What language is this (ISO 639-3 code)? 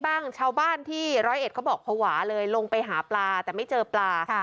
tha